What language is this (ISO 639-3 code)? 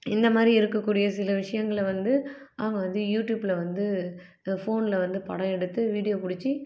tam